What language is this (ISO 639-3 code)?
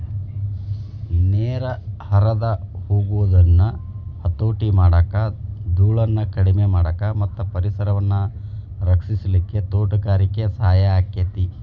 kan